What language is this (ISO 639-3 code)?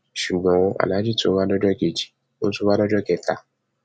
yor